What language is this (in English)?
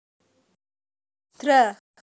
Javanese